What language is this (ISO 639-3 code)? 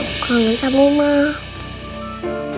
ind